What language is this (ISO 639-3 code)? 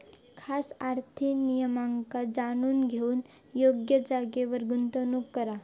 mar